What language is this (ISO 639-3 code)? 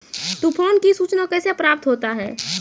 mai